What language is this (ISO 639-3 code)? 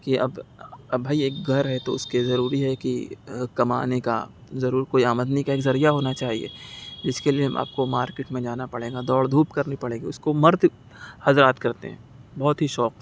urd